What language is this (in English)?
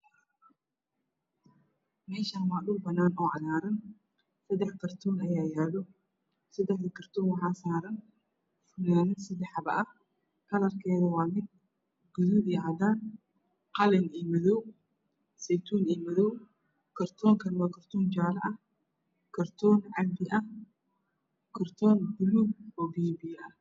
Somali